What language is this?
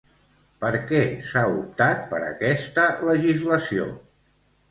Catalan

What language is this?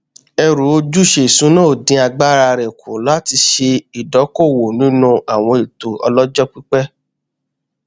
Yoruba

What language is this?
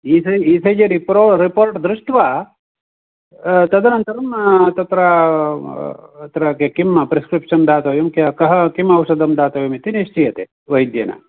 Sanskrit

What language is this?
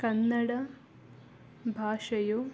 Kannada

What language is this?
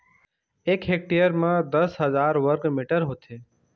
Chhattisgarhi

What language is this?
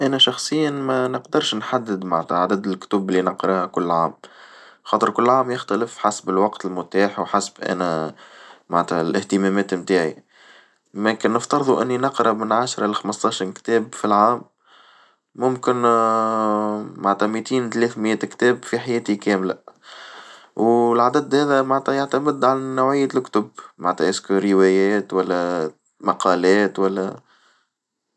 Tunisian Arabic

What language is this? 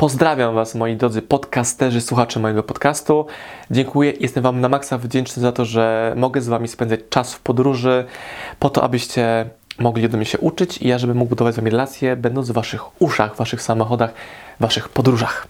Polish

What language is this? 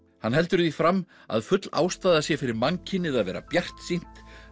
Icelandic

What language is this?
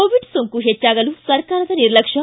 Kannada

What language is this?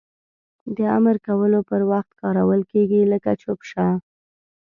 Pashto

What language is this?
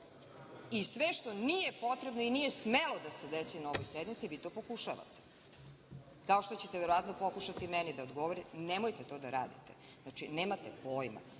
Serbian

